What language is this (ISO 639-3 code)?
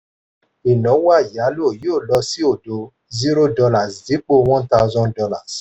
yor